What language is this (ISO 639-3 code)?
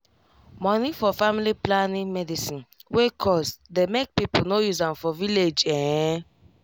pcm